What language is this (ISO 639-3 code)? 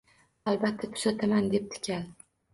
uzb